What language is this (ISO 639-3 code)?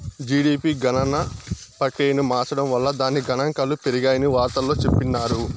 tel